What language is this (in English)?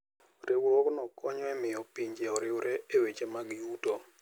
Luo (Kenya and Tanzania)